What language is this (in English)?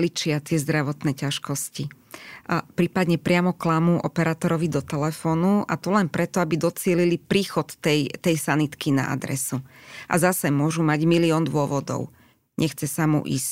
Slovak